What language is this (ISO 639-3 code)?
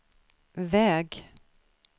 swe